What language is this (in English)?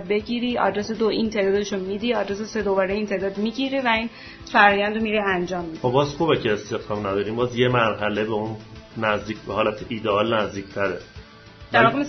Persian